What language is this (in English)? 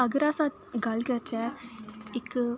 Dogri